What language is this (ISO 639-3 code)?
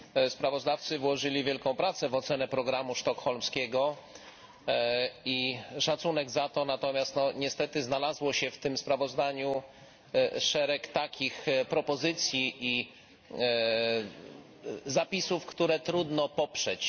pol